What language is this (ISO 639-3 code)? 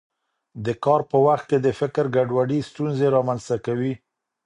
pus